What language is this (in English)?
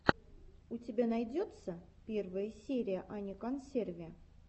Russian